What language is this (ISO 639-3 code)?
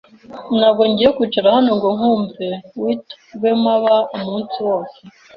kin